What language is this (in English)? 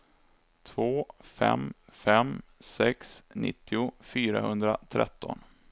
Swedish